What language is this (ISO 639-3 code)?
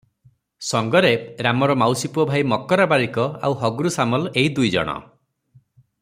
ori